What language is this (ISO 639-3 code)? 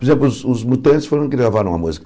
por